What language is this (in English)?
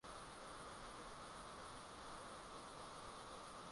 Swahili